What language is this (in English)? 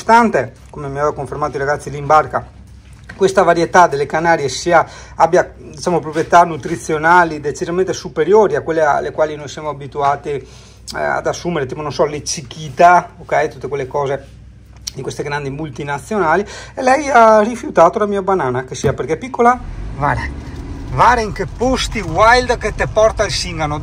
Italian